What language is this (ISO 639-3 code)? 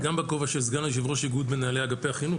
heb